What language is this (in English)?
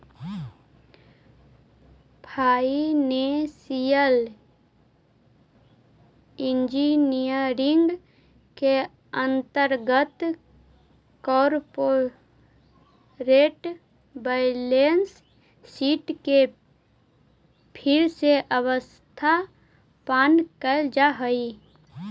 Magahi